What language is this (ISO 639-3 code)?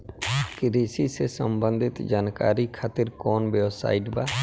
bho